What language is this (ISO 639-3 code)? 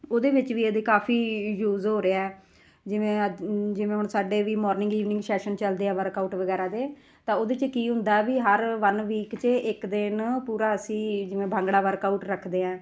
pan